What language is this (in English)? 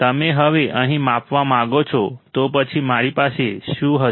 Gujarati